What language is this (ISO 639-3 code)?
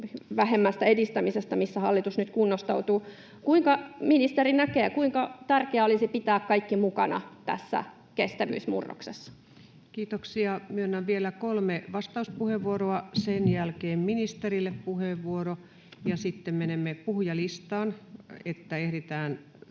fin